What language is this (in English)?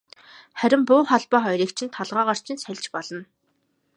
Mongolian